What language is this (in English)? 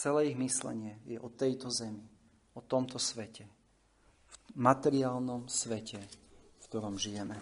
Slovak